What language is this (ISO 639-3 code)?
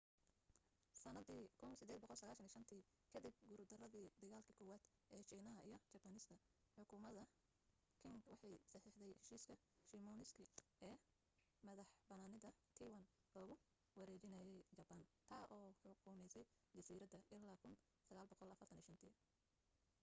som